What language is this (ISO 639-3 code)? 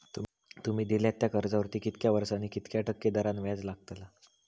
mar